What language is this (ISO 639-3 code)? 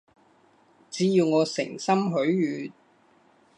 yue